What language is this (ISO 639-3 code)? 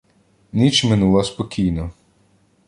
ukr